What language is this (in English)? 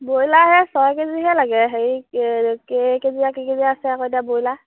Assamese